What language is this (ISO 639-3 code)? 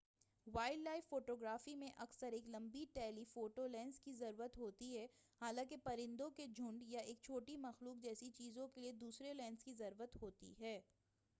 urd